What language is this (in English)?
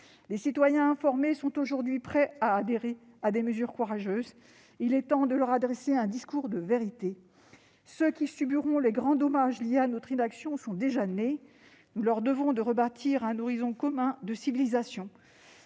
French